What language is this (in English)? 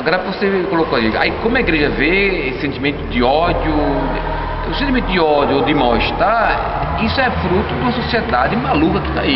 Portuguese